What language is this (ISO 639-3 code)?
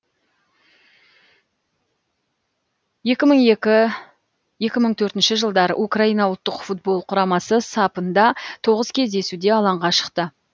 kaz